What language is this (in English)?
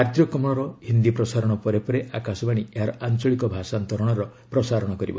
Odia